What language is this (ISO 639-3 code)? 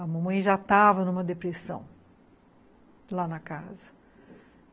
por